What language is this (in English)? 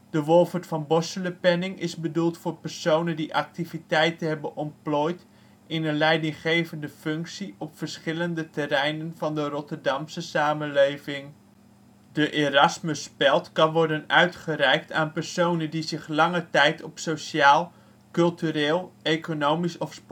Dutch